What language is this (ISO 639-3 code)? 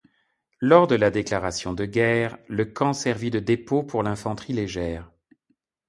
fra